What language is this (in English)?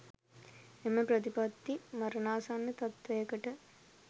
Sinhala